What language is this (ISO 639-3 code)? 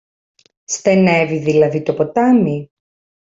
ell